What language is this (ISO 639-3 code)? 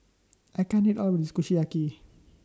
eng